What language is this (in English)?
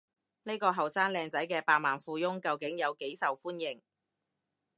Cantonese